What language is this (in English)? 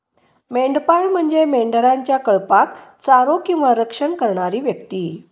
Marathi